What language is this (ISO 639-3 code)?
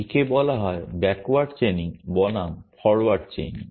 ben